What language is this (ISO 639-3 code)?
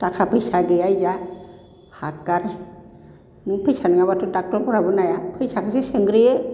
brx